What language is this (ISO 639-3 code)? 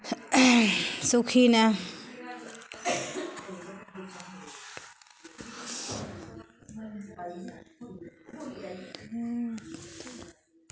doi